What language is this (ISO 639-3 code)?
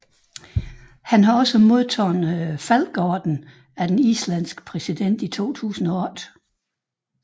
dan